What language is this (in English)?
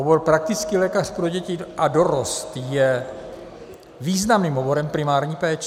Czech